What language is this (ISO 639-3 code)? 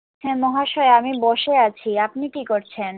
ben